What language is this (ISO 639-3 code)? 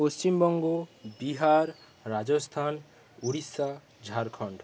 ben